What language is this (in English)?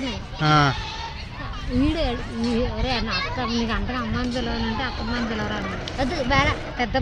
Greek